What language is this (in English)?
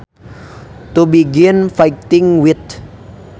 Sundanese